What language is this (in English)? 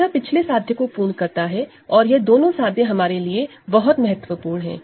Hindi